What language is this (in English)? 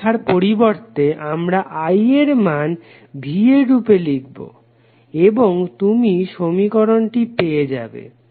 Bangla